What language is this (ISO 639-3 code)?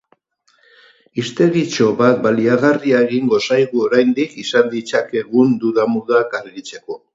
eus